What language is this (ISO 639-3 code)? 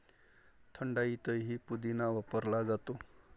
mar